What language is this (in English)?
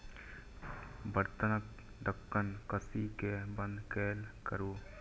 Maithili